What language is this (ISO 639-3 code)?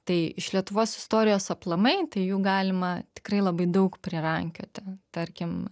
lit